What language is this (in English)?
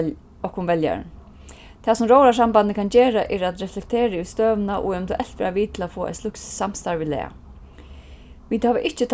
Faroese